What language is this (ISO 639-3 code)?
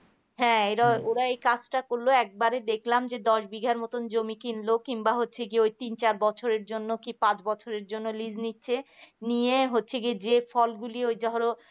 ben